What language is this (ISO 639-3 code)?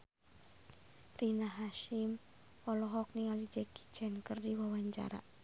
sun